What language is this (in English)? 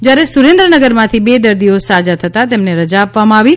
Gujarati